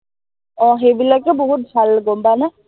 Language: Assamese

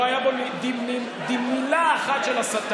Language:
Hebrew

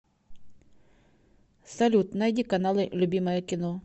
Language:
Russian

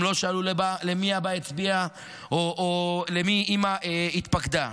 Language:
Hebrew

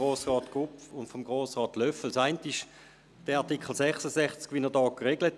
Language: Swiss German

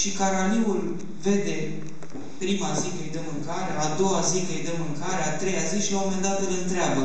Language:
Romanian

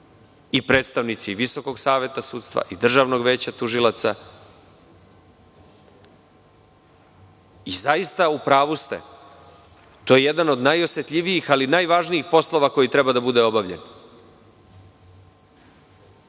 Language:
Serbian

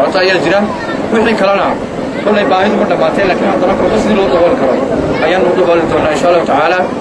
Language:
Arabic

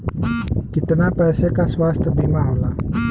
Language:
Bhojpuri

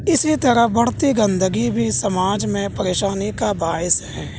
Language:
Urdu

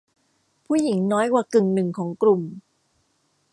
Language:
Thai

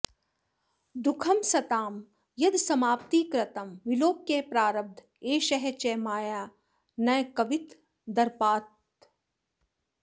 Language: Sanskrit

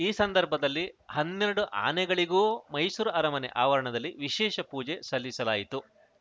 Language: Kannada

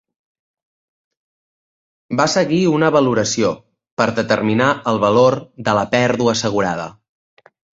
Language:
Catalan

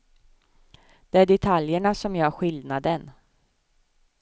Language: Swedish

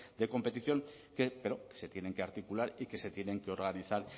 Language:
Spanish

